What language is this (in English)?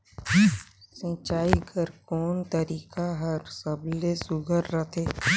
Chhattisgarhi